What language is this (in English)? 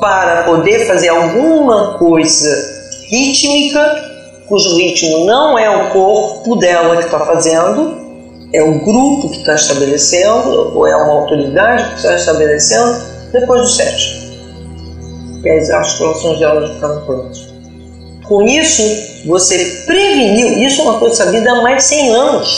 Portuguese